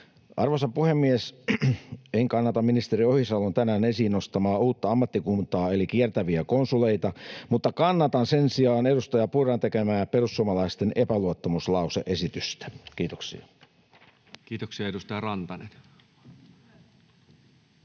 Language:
Finnish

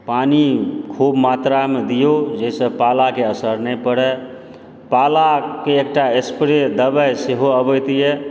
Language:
Maithili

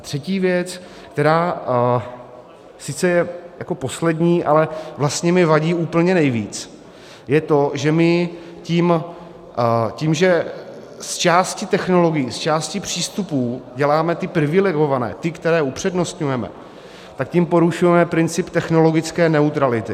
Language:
Czech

